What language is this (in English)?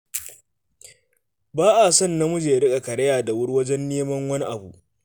Hausa